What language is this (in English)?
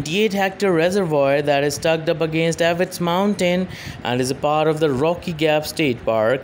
English